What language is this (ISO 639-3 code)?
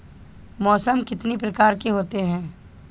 hin